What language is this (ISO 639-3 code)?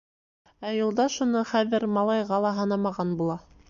bak